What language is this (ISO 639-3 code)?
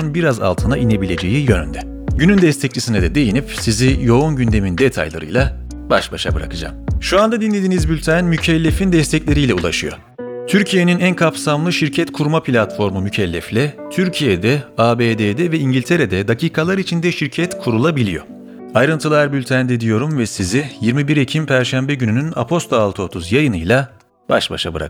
tur